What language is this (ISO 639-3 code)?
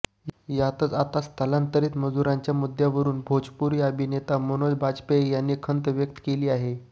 mar